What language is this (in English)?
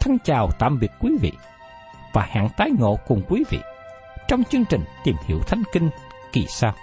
Vietnamese